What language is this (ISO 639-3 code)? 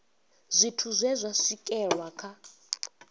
ven